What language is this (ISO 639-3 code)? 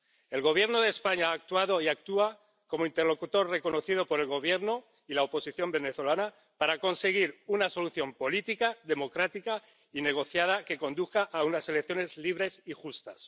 spa